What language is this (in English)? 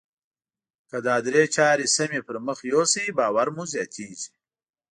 Pashto